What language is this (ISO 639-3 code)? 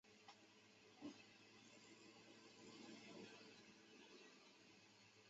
zho